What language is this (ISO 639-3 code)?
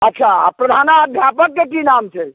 mai